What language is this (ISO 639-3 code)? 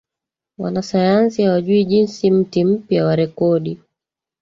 swa